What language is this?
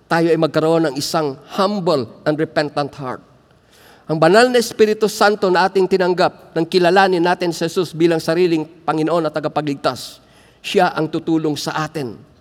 Filipino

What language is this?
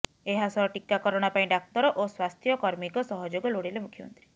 Odia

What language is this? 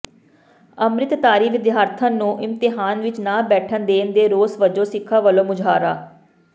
Punjabi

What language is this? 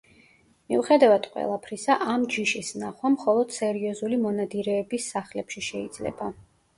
Georgian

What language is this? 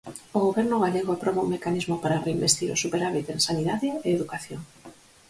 Galician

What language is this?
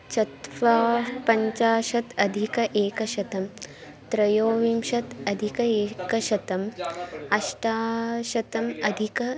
Sanskrit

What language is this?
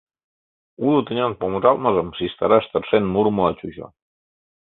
Mari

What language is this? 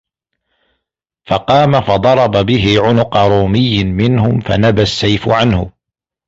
Arabic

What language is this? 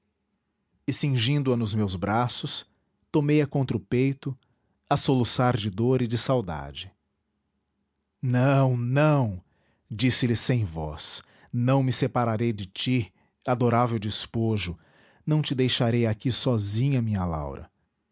Portuguese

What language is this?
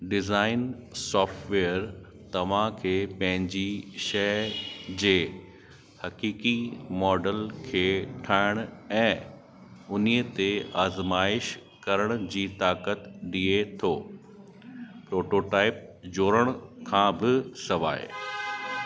Sindhi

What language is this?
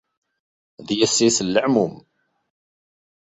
Kabyle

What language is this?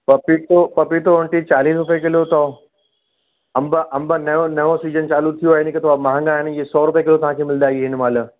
Sindhi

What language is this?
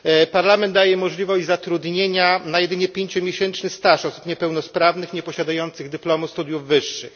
Polish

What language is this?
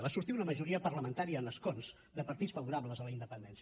Catalan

